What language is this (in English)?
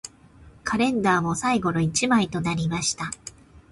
Japanese